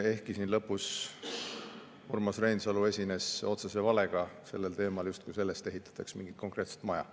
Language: Estonian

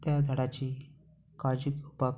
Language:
Konkani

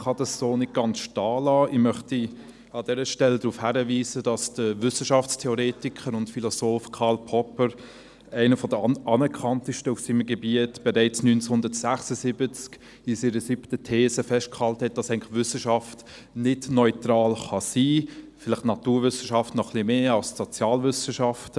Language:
Swiss German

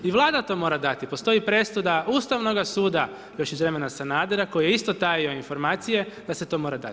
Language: Croatian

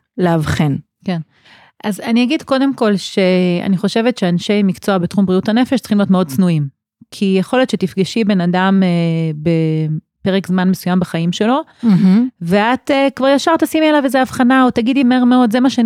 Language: Hebrew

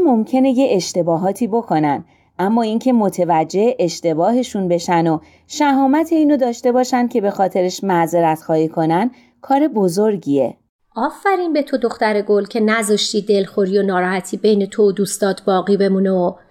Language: Persian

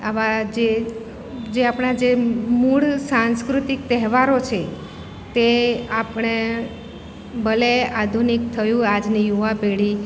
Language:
Gujarati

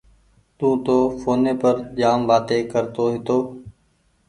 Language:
Goaria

